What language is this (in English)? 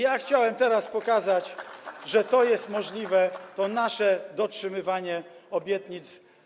Polish